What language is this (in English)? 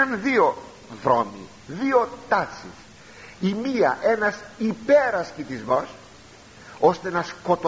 Greek